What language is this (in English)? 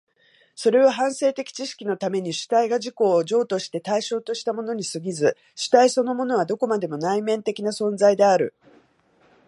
Japanese